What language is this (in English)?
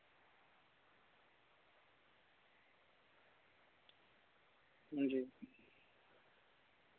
Dogri